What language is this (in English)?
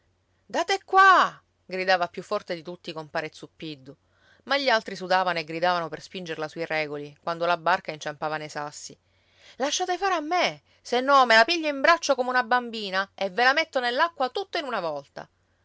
Italian